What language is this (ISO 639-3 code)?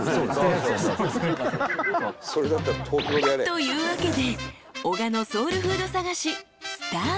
jpn